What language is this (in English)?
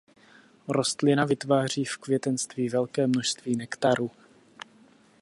Czech